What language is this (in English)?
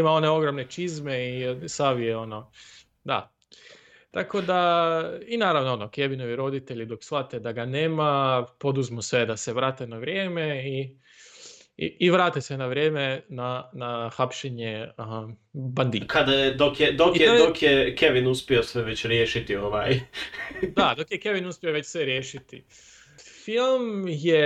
Croatian